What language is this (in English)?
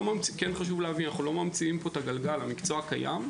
Hebrew